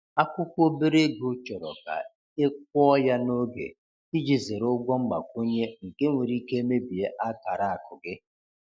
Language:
Igbo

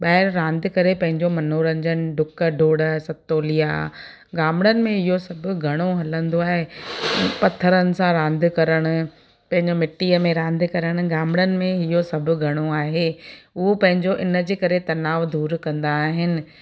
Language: Sindhi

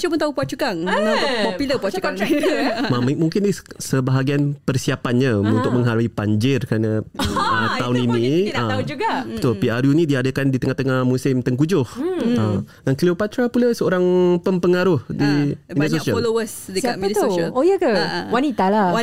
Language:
Malay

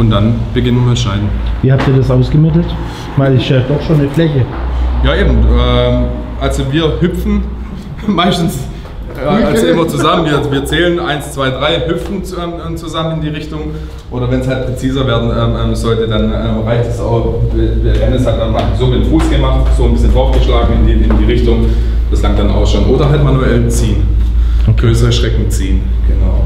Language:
German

